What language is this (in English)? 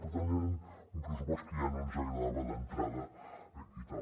Catalan